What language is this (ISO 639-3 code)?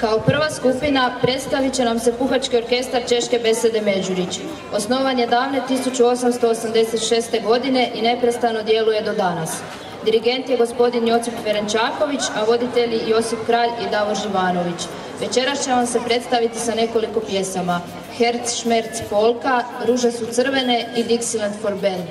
bul